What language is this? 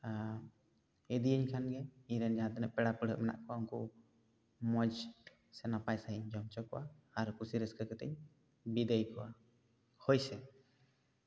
Santali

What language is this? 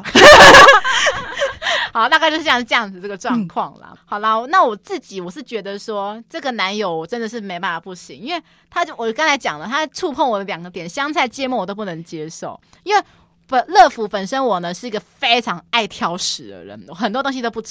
Chinese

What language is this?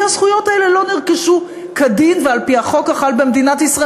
Hebrew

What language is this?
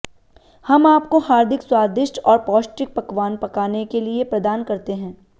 Hindi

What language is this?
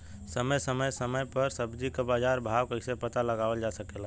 Bhojpuri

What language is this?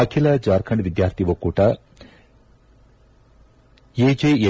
Kannada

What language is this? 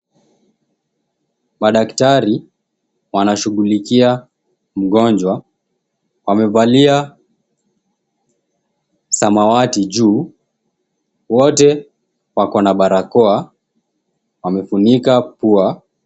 Swahili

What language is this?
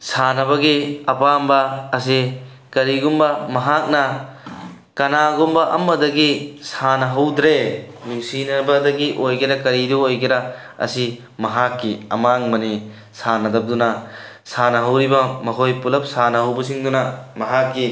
Manipuri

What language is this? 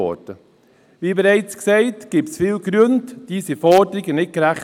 Swiss German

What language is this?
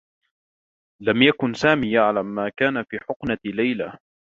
Arabic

